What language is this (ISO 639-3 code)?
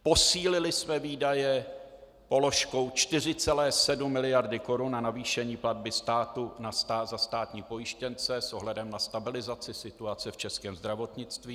ces